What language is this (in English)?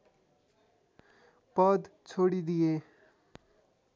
Nepali